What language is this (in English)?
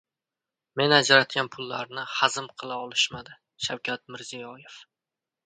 Uzbek